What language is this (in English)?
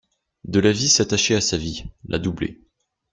French